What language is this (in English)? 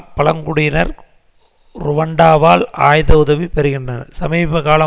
Tamil